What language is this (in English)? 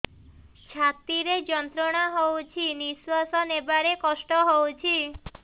Odia